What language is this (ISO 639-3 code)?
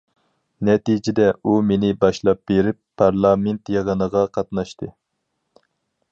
uig